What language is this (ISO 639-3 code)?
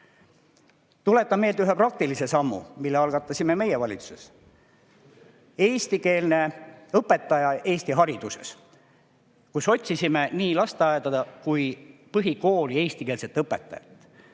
est